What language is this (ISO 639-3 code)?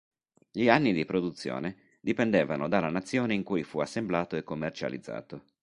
ita